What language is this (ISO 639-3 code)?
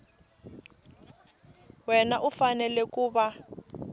tso